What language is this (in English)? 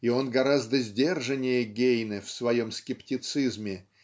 Russian